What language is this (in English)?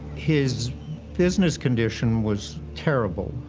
English